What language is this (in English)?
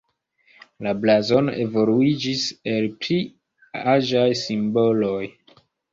Esperanto